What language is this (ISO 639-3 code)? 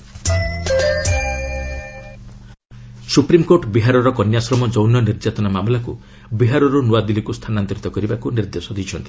ori